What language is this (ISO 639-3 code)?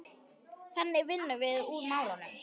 isl